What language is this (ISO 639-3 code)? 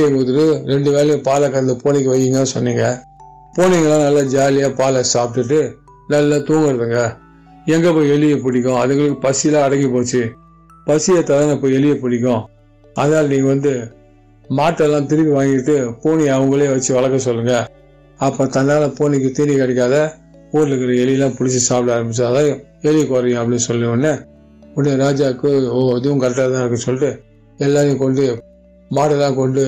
tam